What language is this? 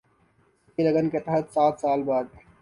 Urdu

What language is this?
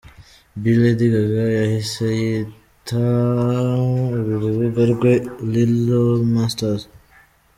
Kinyarwanda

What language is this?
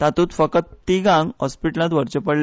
Konkani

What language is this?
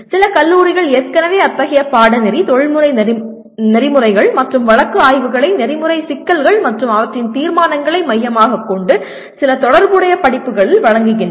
Tamil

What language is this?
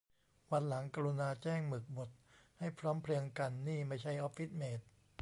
Thai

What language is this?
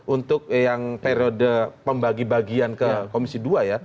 Indonesian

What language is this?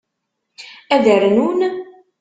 Kabyle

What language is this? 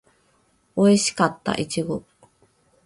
Japanese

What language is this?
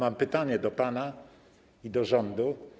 Polish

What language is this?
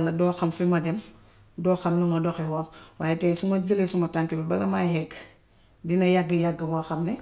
Gambian Wolof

